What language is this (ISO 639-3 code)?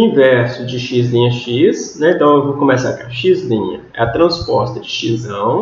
por